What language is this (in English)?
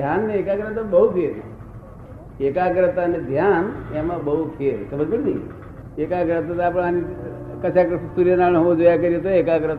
Gujarati